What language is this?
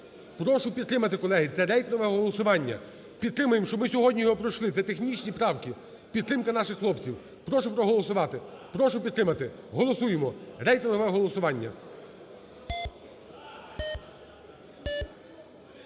Ukrainian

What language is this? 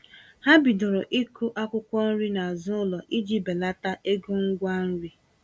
Igbo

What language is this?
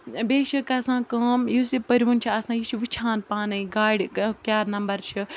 Kashmiri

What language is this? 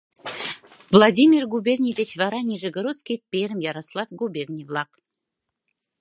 Mari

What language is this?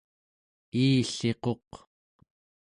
Central Yupik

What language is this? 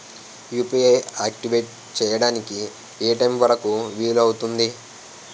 Telugu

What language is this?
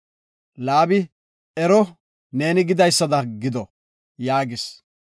Gofa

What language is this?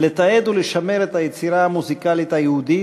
Hebrew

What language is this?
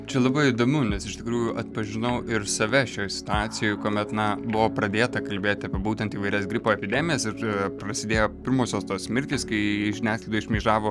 Lithuanian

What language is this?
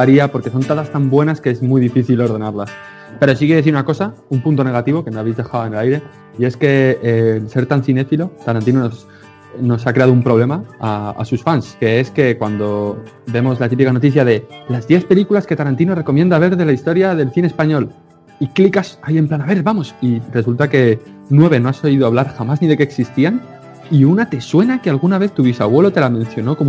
Spanish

